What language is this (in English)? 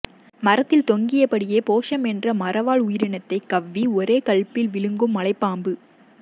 Tamil